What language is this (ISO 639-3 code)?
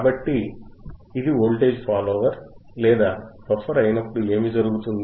tel